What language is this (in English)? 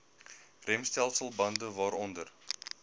Afrikaans